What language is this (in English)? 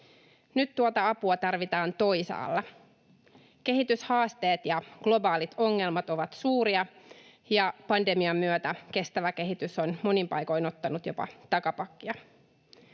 Finnish